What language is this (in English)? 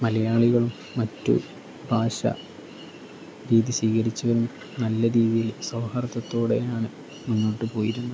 Malayalam